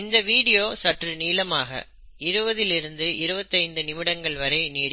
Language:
Tamil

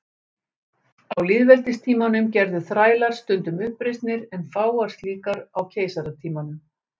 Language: Icelandic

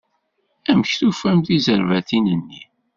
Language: Kabyle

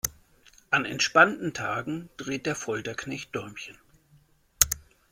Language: German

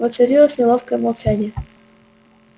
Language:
Russian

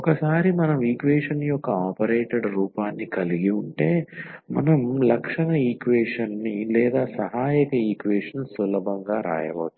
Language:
Telugu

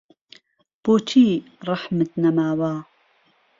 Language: Central Kurdish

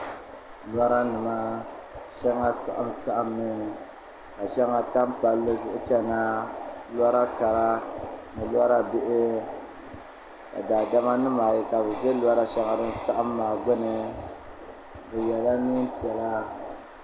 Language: Dagbani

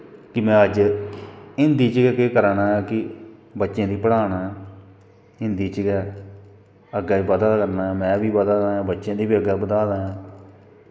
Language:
Dogri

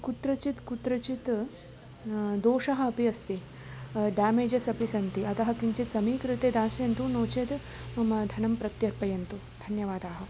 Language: Sanskrit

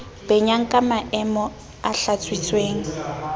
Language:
Southern Sotho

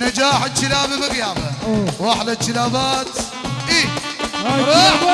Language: Arabic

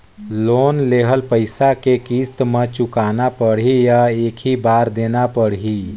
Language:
Chhattisgarhi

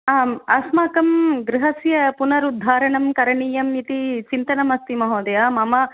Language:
Sanskrit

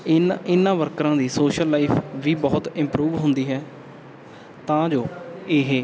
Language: Punjabi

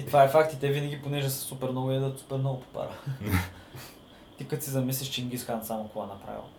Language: Bulgarian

